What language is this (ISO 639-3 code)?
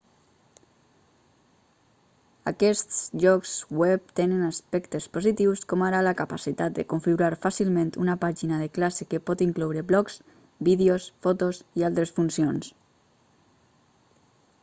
cat